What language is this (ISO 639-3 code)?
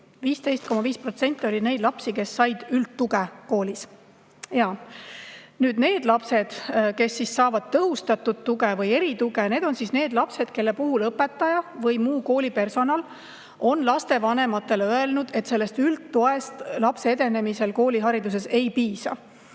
est